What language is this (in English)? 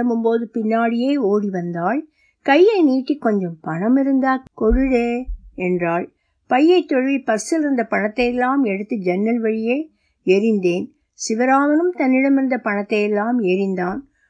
Tamil